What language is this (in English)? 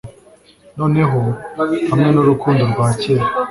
Kinyarwanda